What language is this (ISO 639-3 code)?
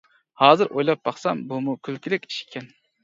uig